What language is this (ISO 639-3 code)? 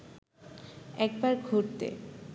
ben